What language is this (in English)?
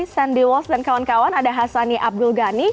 Indonesian